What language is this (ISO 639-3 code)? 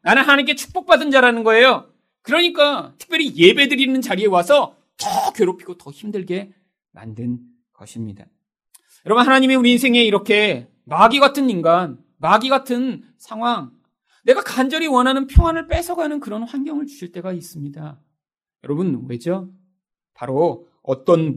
kor